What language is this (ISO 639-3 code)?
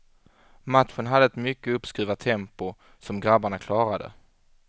swe